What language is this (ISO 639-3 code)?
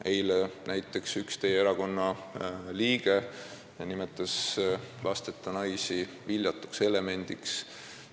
est